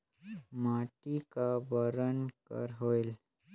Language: Chhattisgarhi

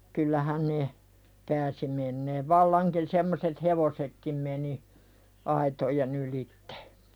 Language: Finnish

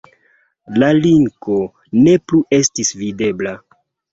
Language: Esperanto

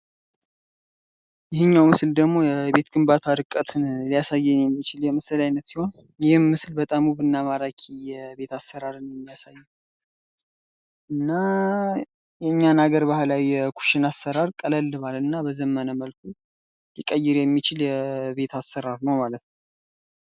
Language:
Amharic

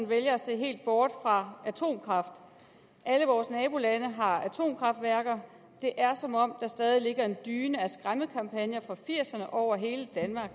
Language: Danish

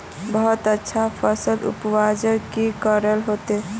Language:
Magahi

